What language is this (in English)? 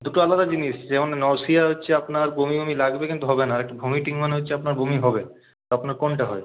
Bangla